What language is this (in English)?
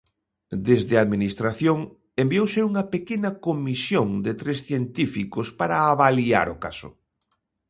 Galician